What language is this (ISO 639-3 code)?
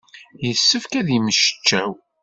kab